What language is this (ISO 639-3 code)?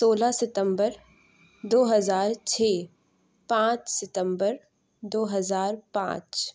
urd